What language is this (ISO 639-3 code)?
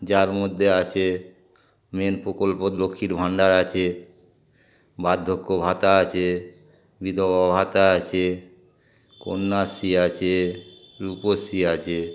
ben